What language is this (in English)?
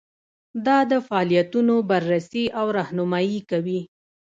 Pashto